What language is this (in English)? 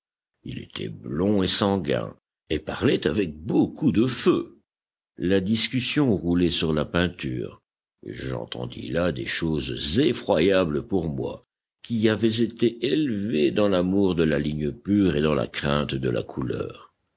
French